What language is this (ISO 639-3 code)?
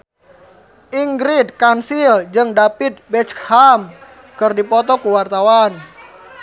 sun